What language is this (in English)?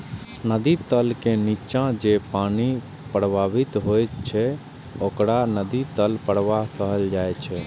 Maithili